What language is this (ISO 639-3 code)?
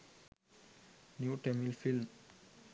sin